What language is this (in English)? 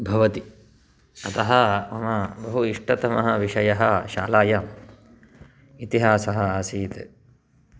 Sanskrit